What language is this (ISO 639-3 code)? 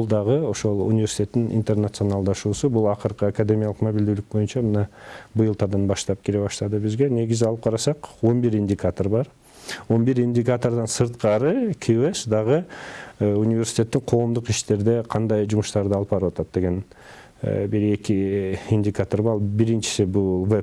tur